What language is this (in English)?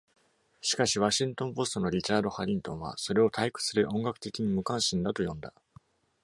Japanese